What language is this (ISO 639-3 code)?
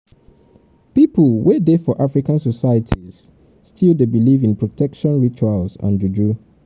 pcm